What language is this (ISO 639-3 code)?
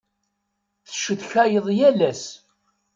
kab